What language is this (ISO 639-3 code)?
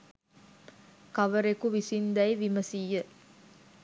sin